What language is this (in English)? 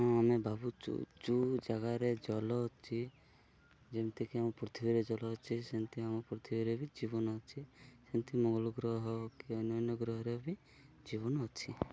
Odia